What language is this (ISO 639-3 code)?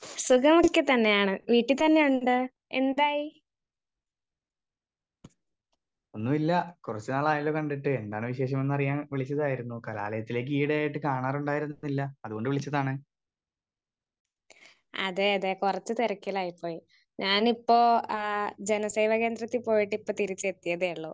mal